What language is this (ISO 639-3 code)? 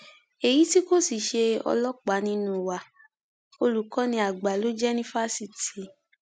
yor